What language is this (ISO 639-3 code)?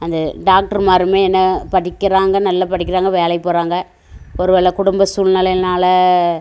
tam